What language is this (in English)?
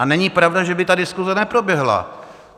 Czech